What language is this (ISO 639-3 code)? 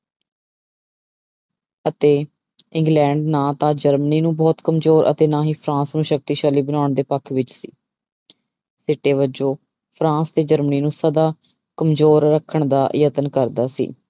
pan